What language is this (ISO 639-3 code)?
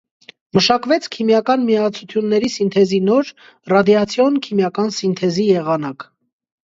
hye